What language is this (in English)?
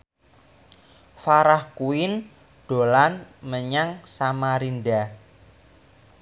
Javanese